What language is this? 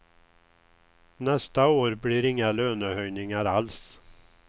Swedish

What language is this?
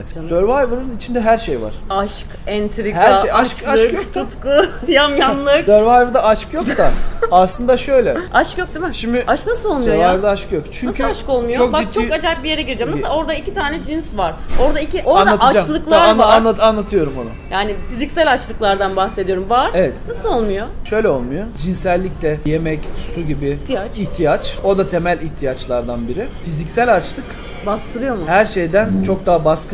Turkish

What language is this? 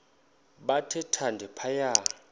Xhosa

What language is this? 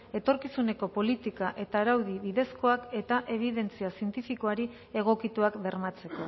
Basque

